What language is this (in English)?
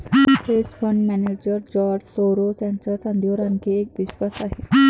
Marathi